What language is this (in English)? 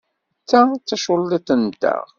Kabyle